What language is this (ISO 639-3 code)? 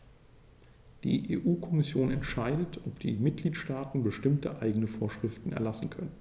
deu